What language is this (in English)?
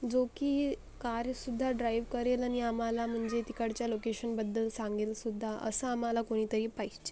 Marathi